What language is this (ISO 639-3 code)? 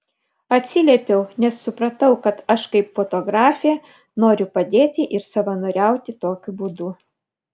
lit